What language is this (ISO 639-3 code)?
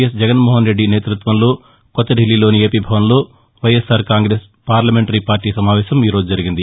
tel